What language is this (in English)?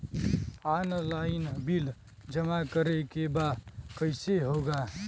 Bhojpuri